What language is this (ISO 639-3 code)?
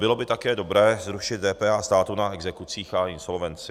ces